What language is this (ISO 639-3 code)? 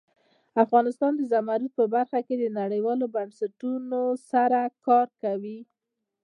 pus